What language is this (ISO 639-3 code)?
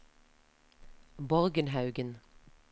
nor